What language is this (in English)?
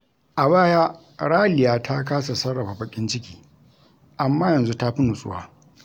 Hausa